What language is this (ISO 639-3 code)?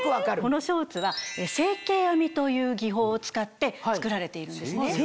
jpn